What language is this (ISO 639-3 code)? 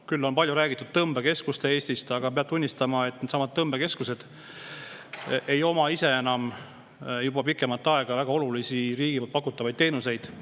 est